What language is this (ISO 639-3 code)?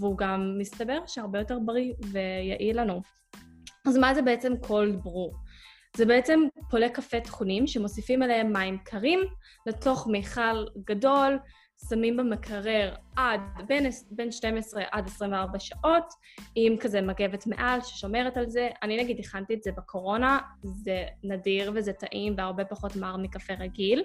heb